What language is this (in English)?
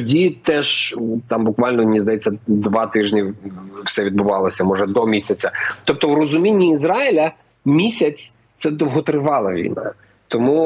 Ukrainian